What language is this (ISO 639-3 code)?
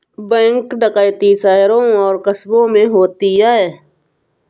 hin